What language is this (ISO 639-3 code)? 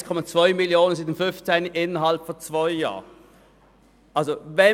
gsw